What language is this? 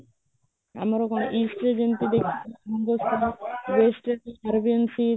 Odia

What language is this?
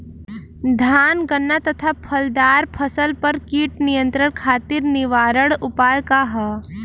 Bhojpuri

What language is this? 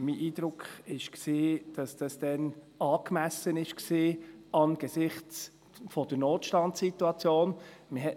Swiss German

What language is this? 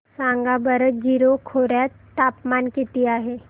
Marathi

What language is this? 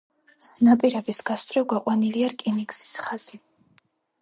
Georgian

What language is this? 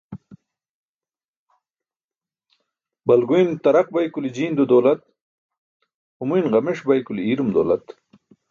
Burushaski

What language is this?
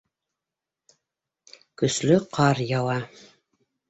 Bashkir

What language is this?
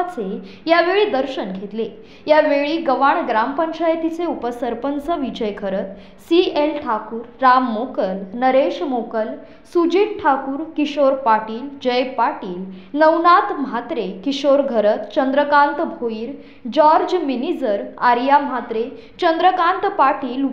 Marathi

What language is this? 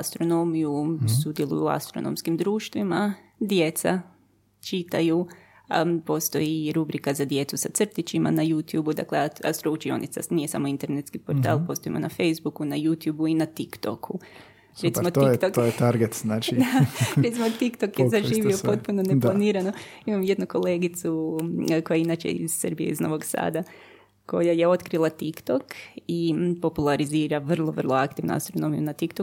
Croatian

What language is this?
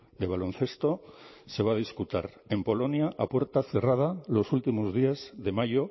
Spanish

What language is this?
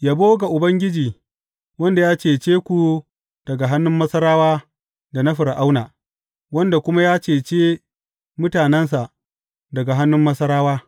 Hausa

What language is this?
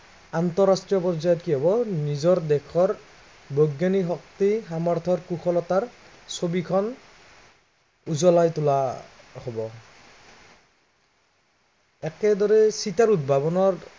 Assamese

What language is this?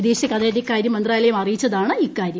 Malayalam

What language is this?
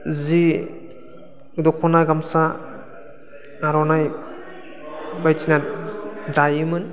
Bodo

